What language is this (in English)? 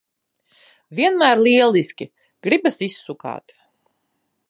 Latvian